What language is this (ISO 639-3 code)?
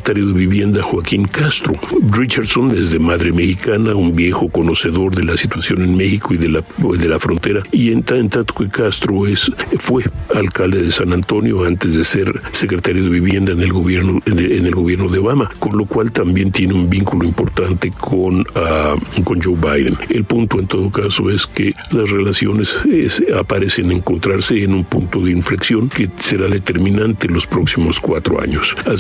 spa